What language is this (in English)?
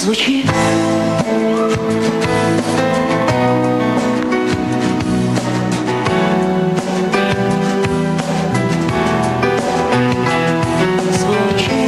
Ukrainian